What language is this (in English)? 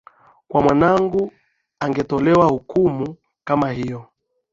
Swahili